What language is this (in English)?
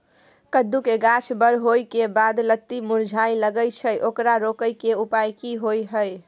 Maithili